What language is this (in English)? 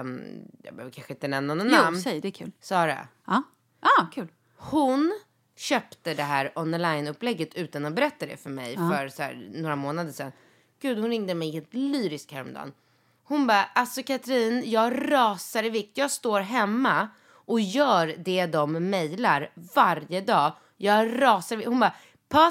Swedish